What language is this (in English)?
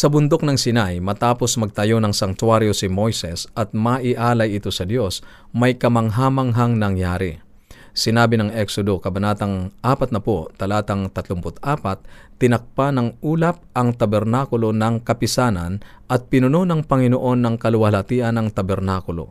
Filipino